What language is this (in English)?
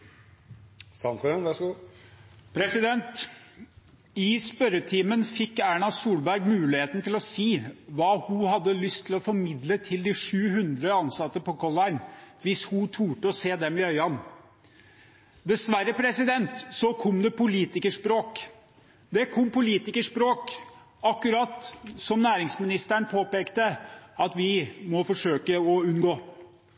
Norwegian Bokmål